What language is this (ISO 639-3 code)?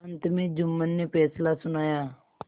hin